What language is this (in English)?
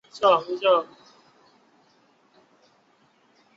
Chinese